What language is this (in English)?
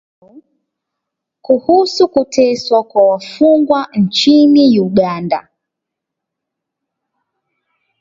Swahili